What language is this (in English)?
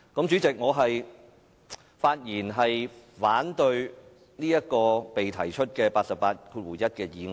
Cantonese